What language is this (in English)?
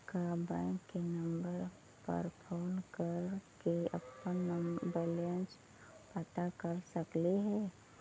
Magahi